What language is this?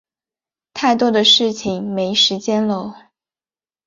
Chinese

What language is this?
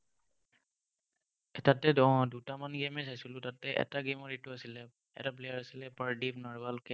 Assamese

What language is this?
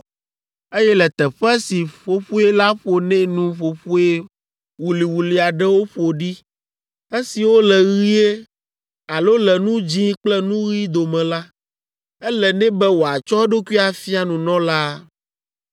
Ewe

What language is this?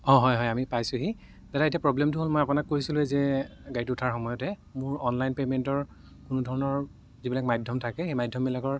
Assamese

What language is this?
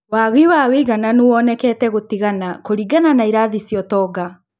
Kikuyu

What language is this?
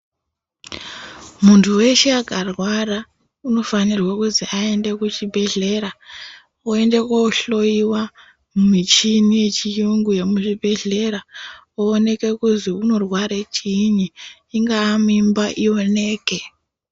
Ndau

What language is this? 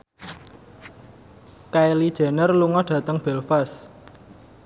Javanese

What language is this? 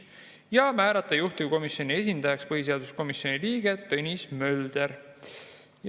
Estonian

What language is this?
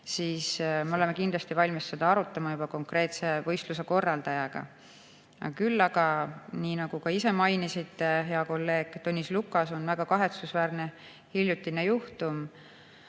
Estonian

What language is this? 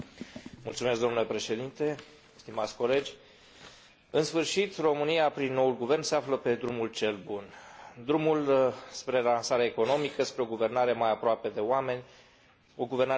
Romanian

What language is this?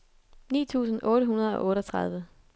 Danish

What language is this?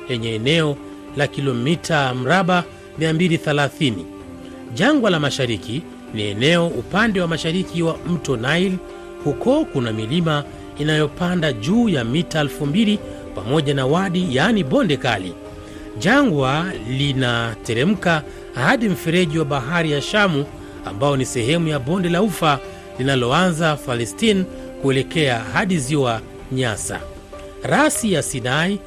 Swahili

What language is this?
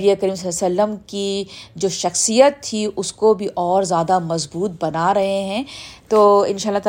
Urdu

